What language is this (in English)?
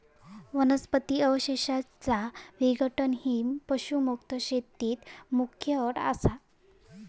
Marathi